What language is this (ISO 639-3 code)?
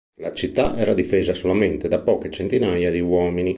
ita